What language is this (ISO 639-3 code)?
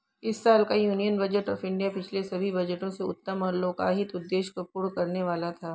hin